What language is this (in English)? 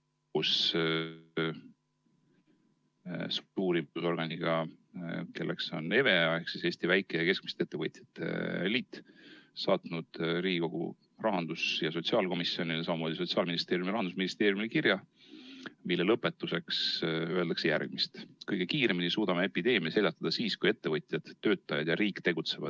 Estonian